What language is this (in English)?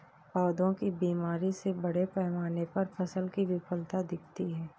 Hindi